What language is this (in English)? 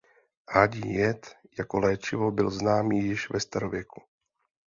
Czech